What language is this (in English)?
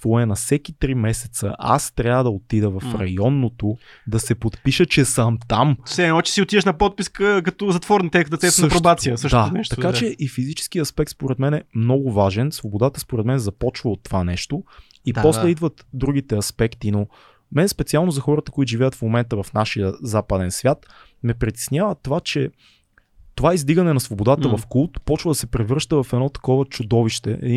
Bulgarian